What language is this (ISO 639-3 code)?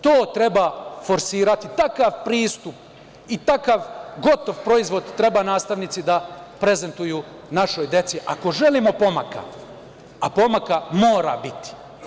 srp